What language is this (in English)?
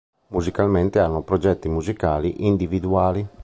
Italian